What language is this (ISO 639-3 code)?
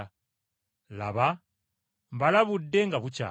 lug